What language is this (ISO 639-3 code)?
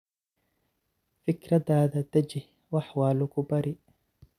som